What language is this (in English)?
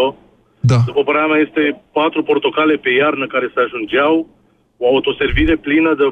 Romanian